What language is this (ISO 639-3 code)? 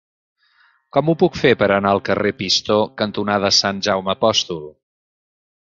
cat